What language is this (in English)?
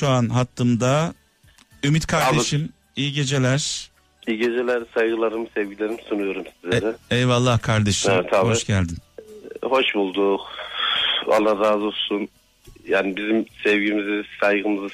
Turkish